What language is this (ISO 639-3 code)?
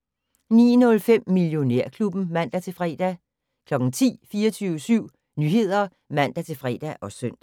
dan